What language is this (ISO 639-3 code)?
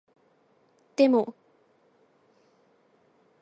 jpn